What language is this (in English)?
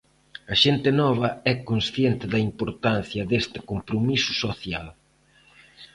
Galician